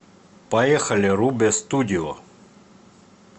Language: Russian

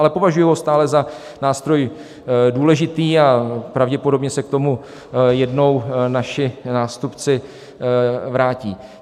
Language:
Czech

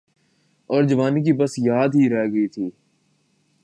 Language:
Urdu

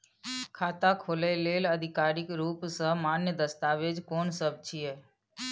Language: Maithili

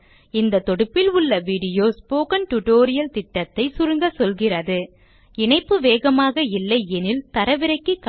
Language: Tamil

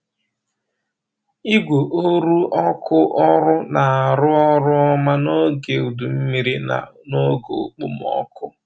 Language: Igbo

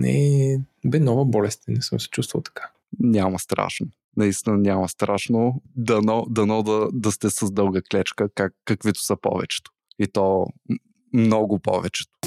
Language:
Bulgarian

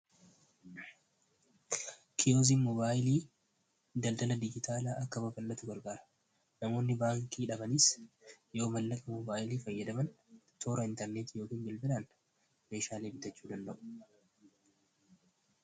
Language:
Oromo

